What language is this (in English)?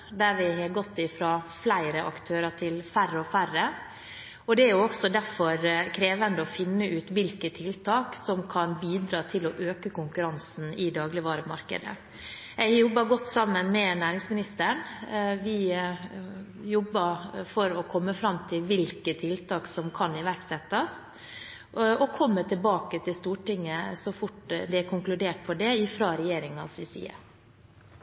Norwegian Bokmål